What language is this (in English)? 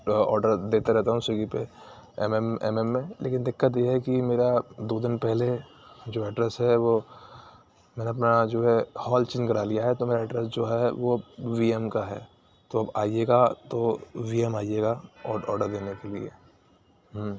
Urdu